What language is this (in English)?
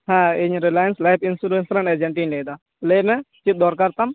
Santali